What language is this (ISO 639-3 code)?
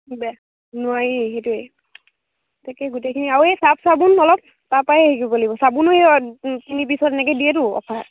asm